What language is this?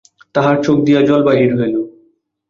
Bangla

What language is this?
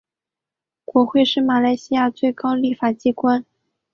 Chinese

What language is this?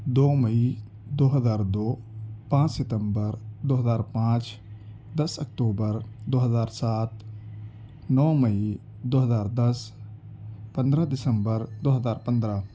Urdu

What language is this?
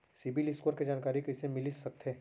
Chhattisgarhi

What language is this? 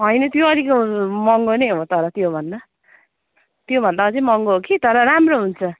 Nepali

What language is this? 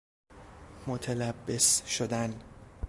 Persian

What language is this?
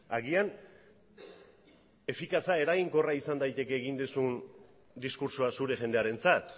Basque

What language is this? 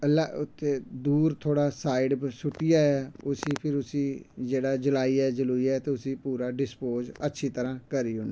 Dogri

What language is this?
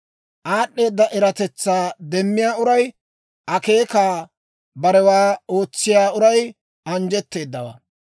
Dawro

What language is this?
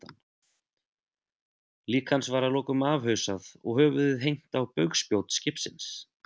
Icelandic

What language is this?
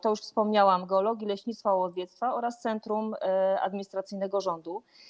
Polish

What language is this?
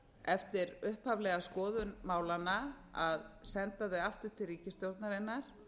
Icelandic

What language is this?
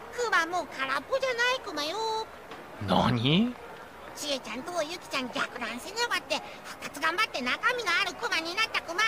Japanese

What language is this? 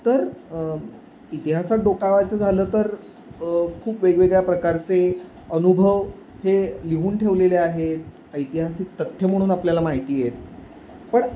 Marathi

